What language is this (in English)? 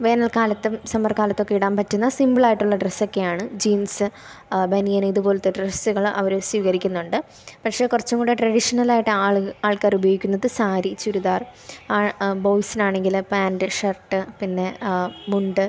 Malayalam